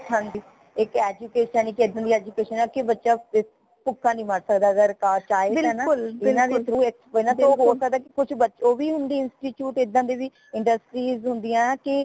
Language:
Punjabi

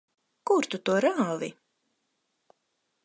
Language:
Latvian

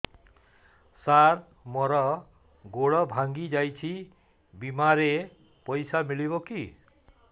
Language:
Odia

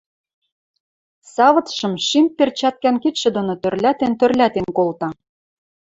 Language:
Western Mari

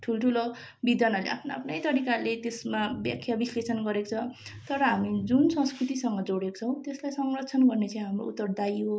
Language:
Nepali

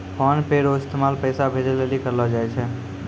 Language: Maithili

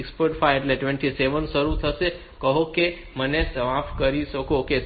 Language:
Gujarati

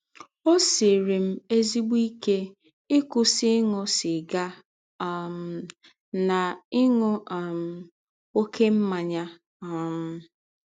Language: Igbo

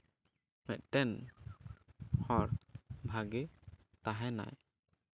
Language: Santali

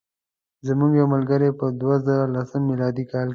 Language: Pashto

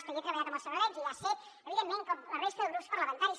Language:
Catalan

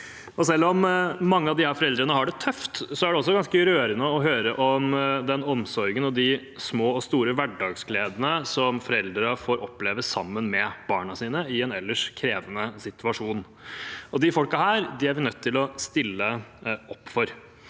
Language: Norwegian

